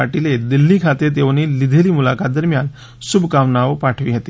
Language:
Gujarati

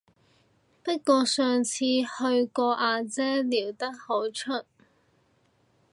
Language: Cantonese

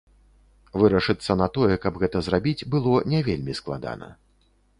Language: Belarusian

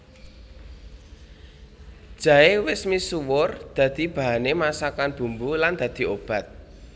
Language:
Javanese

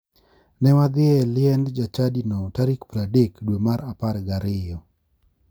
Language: Luo (Kenya and Tanzania)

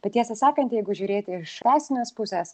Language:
Lithuanian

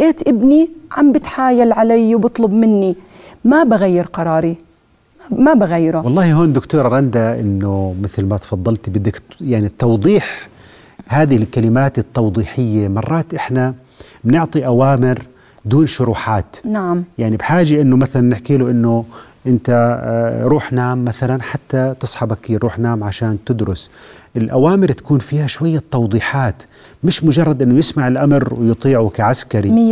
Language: Arabic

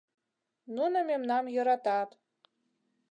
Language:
Mari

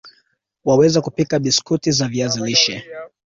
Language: Swahili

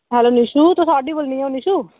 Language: Dogri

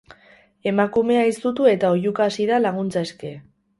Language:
Basque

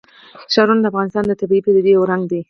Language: Pashto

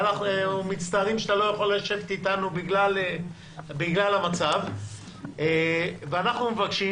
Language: Hebrew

